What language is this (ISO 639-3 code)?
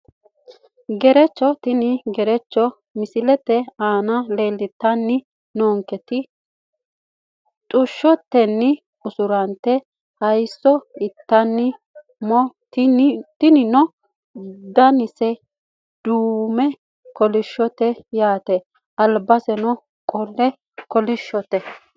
sid